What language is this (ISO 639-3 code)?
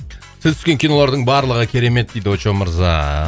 kaz